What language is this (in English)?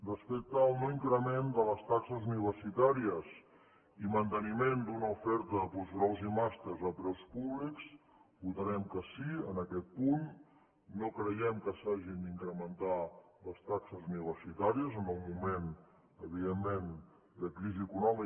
Catalan